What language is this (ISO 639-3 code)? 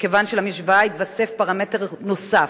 heb